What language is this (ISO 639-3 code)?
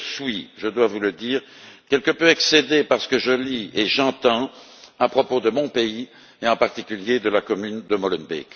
fra